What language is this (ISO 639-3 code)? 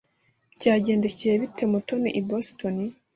kin